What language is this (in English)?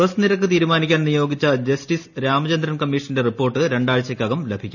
Malayalam